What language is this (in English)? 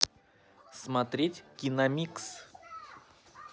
Russian